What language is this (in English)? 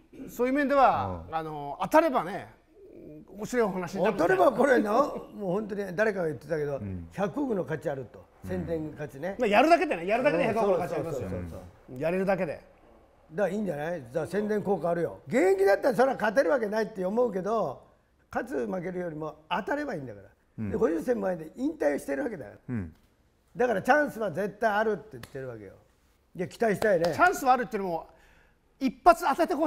Japanese